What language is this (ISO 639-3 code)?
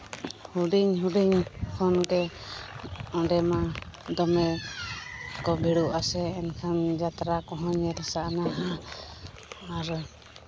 sat